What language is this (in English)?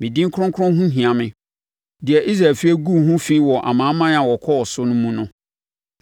Akan